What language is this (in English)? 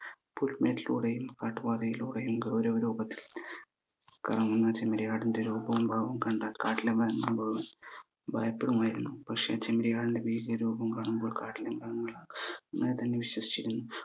Malayalam